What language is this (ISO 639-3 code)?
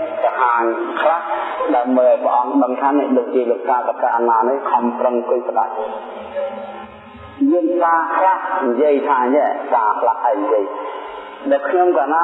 vie